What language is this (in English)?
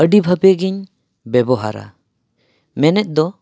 Santali